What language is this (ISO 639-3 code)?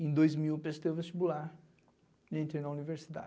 por